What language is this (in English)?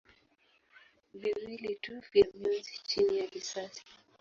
Swahili